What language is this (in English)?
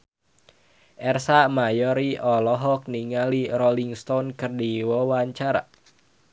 Sundanese